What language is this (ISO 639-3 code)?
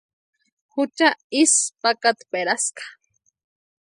pua